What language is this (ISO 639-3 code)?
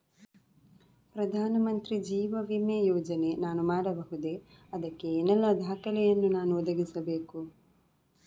kan